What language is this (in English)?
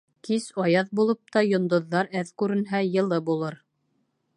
Bashkir